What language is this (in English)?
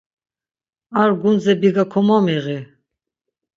Laz